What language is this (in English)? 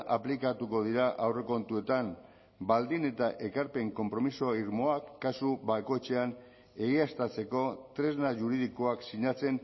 Basque